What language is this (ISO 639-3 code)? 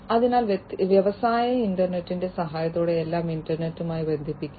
mal